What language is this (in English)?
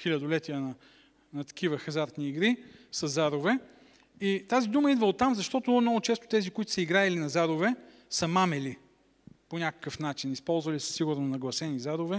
Bulgarian